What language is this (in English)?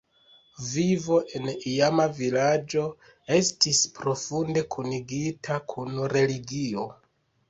Esperanto